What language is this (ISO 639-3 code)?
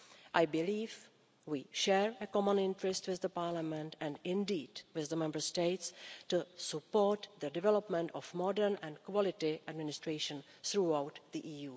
eng